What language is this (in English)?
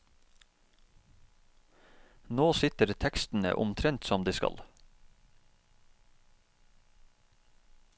Norwegian